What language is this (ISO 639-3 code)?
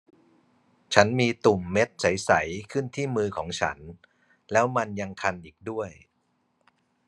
tha